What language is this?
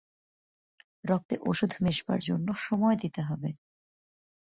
Bangla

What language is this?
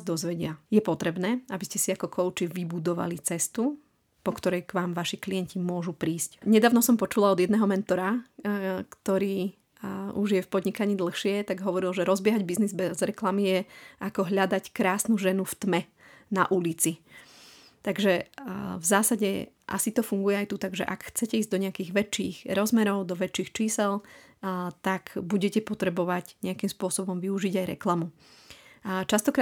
Slovak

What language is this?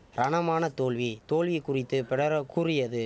Tamil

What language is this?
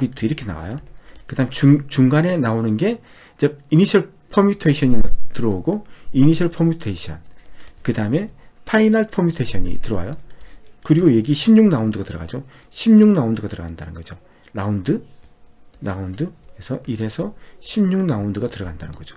Korean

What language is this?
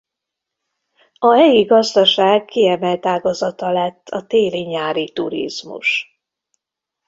Hungarian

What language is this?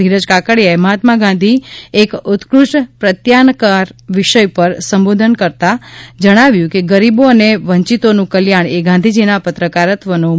Gujarati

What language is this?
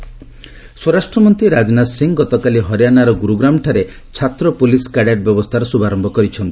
Odia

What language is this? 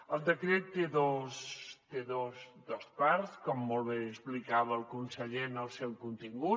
Catalan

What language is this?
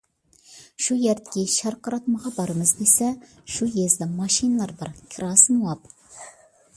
Uyghur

